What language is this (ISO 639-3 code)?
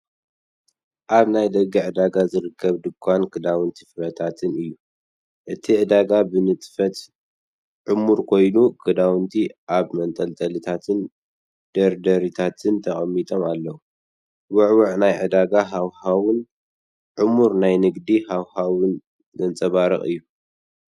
tir